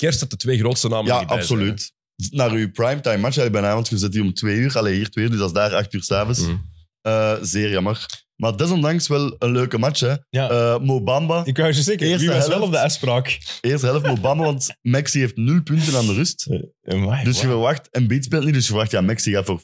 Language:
Dutch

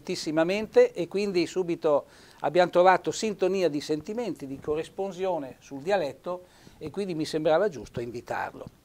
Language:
Italian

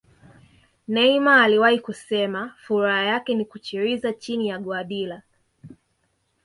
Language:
Swahili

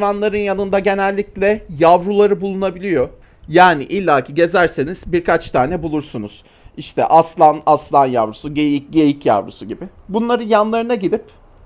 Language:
Turkish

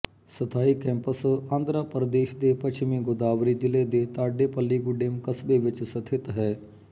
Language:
Punjabi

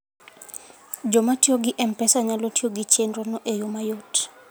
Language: Luo (Kenya and Tanzania)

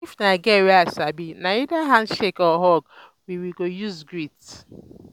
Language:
Nigerian Pidgin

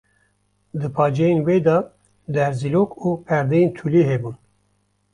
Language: Kurdish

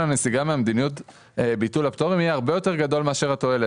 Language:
Hebrew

